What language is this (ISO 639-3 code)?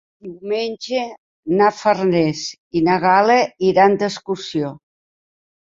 cat